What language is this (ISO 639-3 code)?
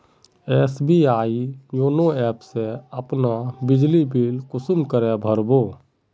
mag